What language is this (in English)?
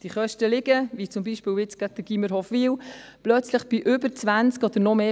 Swiss German